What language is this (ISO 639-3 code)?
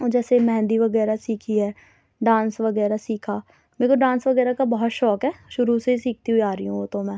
urd